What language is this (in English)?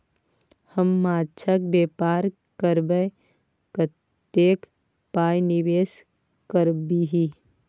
Maithili